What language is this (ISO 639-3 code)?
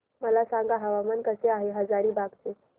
mar